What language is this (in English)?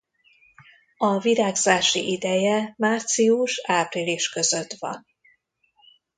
Hungarian